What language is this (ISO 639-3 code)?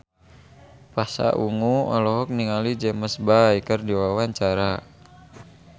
sun